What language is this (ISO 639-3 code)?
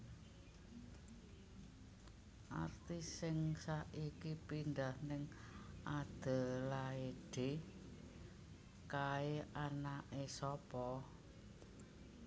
jav